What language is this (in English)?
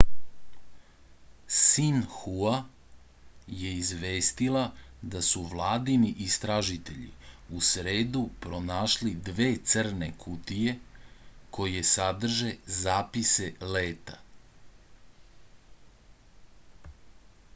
Serbian